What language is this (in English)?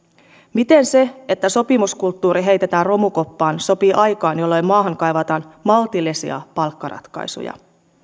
Finnish